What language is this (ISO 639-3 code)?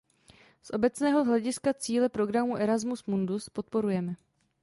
ces